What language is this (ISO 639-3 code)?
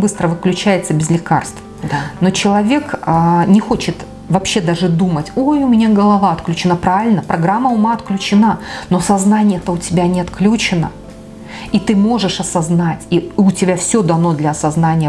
rus